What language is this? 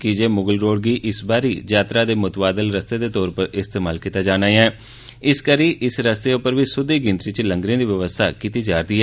Dogri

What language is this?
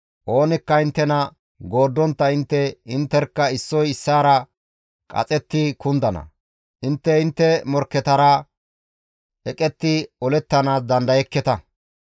Gamo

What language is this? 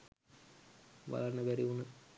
Sinhala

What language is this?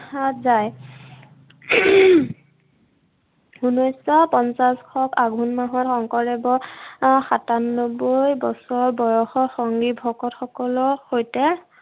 Assamese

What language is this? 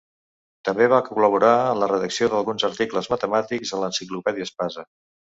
Catalan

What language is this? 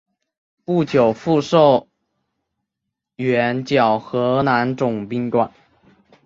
Chinese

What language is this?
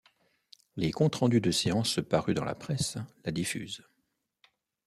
French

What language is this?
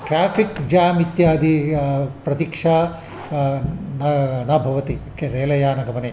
Sanskrit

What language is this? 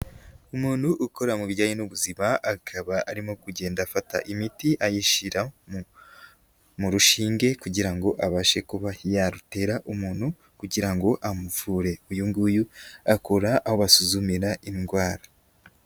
Kinyarwanda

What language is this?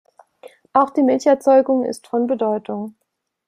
German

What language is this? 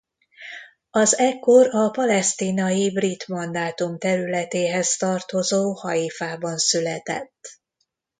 Hungarian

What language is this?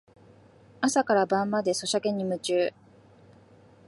Japanese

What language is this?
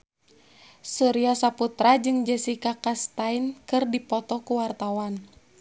Sundanese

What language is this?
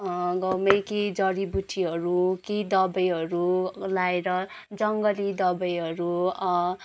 Nepali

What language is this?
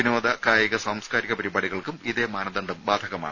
Malayalam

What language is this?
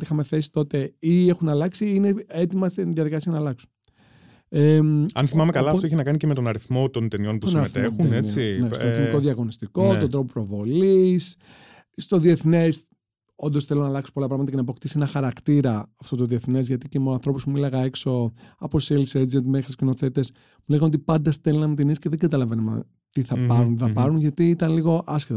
Greek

